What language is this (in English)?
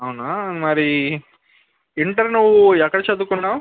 Telugu